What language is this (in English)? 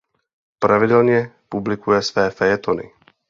Czech